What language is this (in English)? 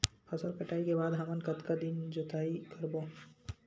Chhattisgarhi